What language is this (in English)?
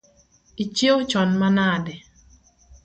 Luo (Kenya and Tanzania)